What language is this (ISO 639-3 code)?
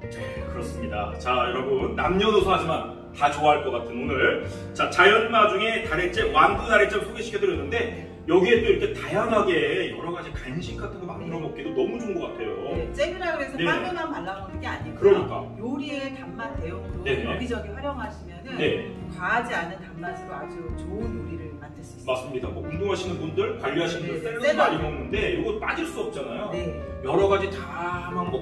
kor